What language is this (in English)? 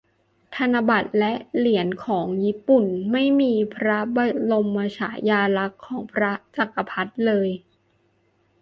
Thai